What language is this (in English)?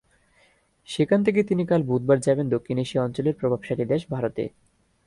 Bangla